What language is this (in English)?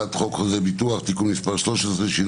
Hebrew